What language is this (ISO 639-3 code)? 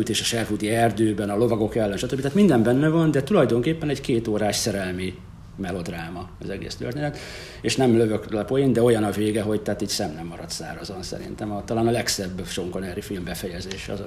hun